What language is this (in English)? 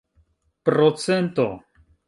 Esperanto